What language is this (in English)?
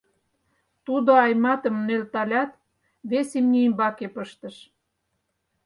Mari